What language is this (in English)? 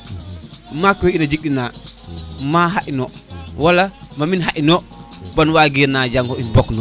Serer